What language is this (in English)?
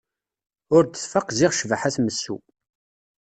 Kabyle